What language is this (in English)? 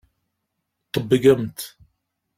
Kabyle